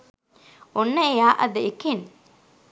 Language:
Sinhala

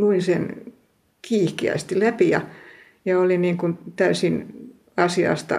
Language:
Finnish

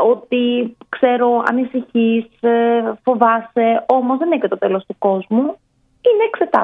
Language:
Greek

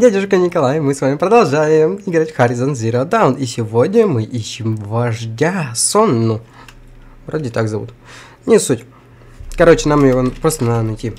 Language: Russian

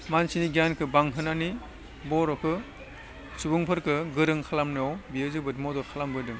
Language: Bodo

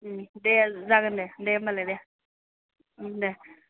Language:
Bodo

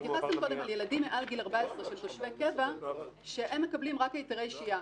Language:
Hebrew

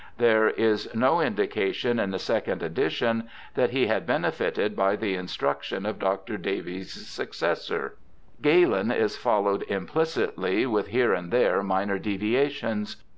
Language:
English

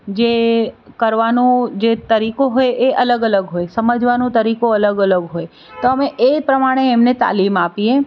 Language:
Gujarati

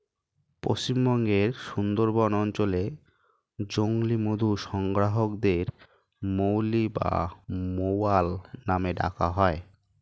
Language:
Bangla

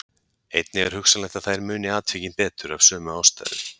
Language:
Icelandic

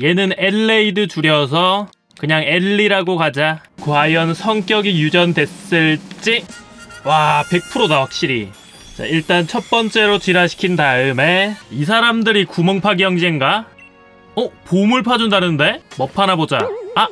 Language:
Korean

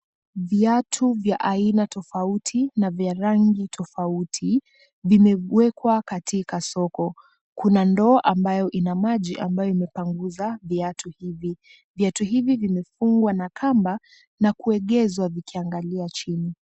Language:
Swahili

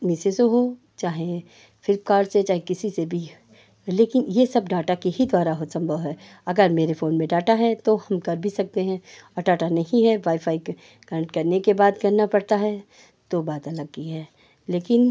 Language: Hindi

